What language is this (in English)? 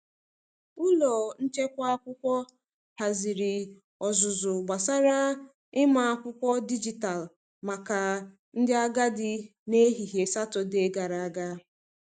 Igbo